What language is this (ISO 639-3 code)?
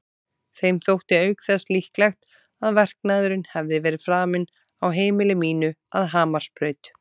isl